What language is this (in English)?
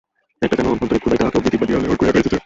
Bangla